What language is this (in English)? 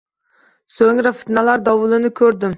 Uzbek